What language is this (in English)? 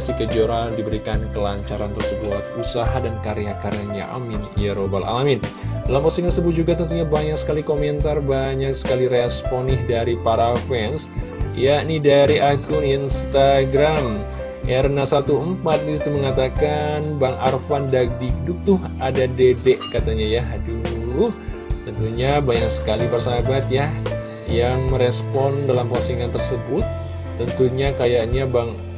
Indonesian